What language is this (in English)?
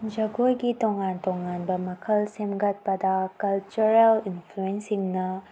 Manipuri